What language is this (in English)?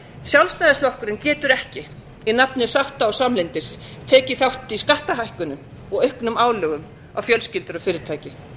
Icelandic